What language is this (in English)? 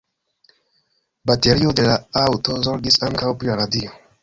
Esperanto